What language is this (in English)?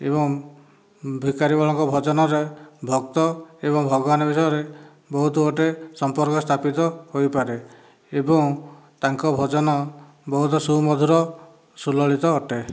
Odia